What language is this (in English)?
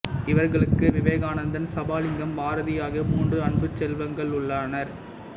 Tamil